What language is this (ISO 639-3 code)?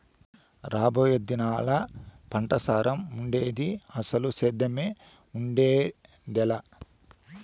tel